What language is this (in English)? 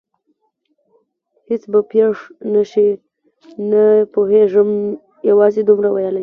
Pashto